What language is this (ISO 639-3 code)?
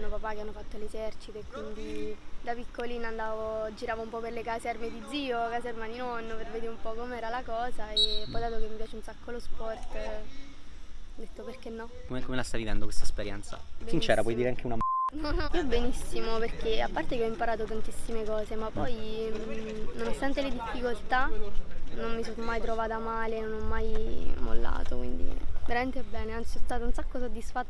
ita